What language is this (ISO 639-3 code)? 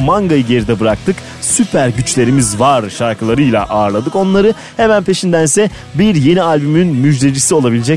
tur